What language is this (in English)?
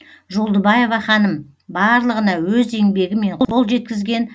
Kazakh